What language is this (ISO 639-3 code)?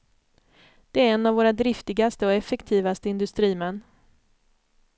swe